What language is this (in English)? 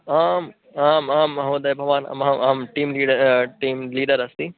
Sanskrit